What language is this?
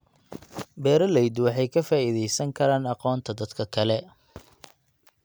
Somali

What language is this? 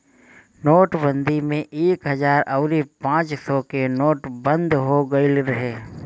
Bhojpuri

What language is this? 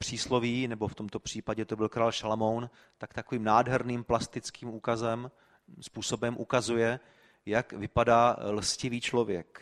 Czech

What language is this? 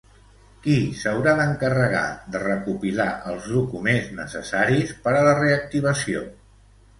Catalan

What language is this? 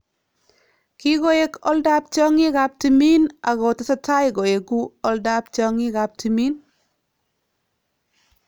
Kalenjin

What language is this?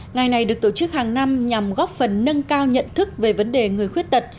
Vietnamese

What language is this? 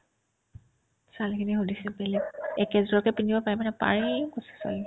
Assamese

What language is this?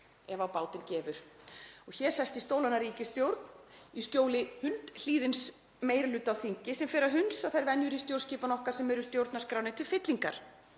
Icelandic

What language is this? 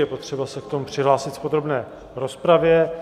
Czech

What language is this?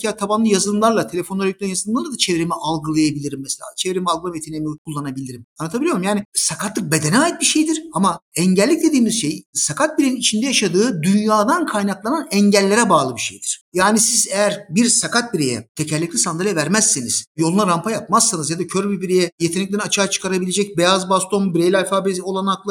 Turkish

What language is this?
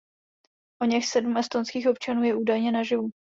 Czech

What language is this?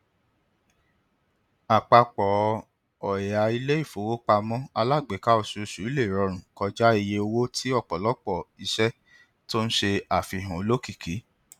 Yoruba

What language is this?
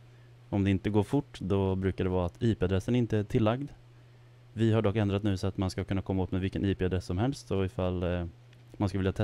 Swedish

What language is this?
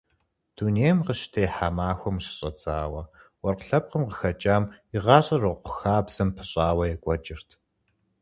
Kabardian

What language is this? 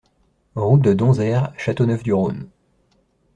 French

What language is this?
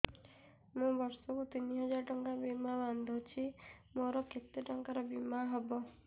Odia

